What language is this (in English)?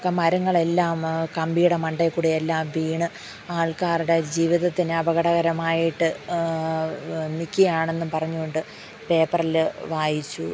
Malayalam